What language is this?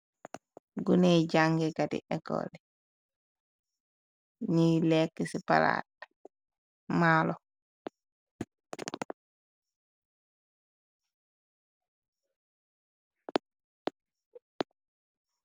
Wolof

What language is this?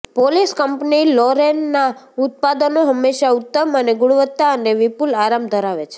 Gujarati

